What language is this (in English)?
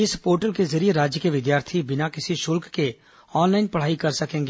Hindi